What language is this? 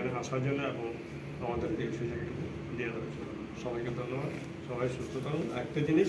Romanian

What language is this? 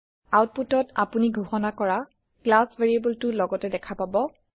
Assamese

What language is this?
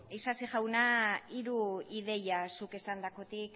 Basque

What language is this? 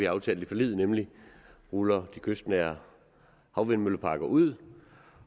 Danish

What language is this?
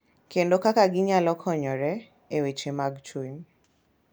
Luo (Kenya and Tanzania)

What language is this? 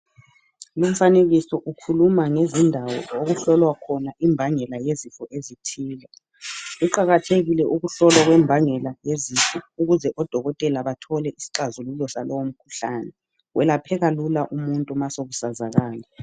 North Ndebele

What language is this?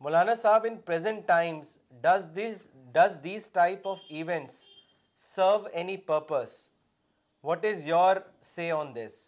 Urdu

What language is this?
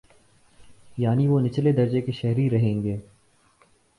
Urdu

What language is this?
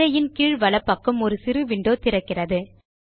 Tamil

